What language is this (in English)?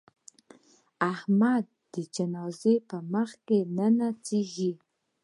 Pashto